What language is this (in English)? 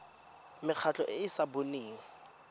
Tswana